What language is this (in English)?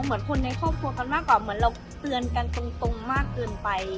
Thai